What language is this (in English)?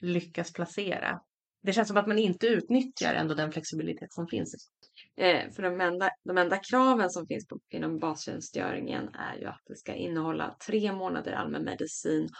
Swedish